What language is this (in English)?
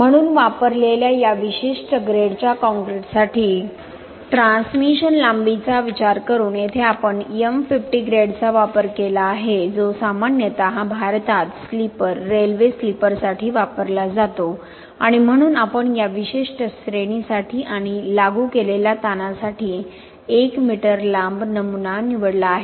Marathi